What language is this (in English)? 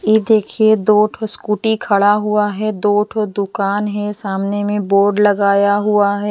Hindi